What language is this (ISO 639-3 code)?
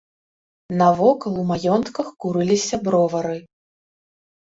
bel